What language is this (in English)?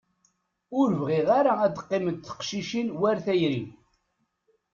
Kabyle